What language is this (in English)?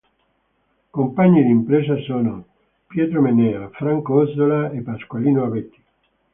Italian